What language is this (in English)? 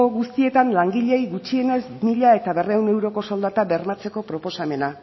Basque